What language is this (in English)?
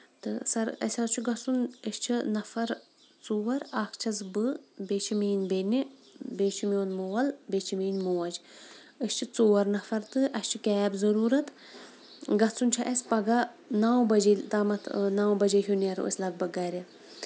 Kashmiri